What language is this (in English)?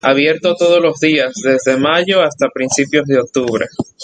Spanish